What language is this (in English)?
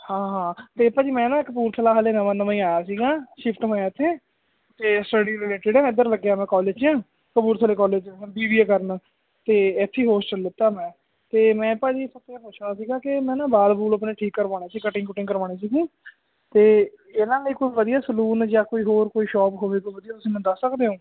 Punjabi